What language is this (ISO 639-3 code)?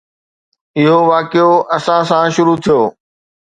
snd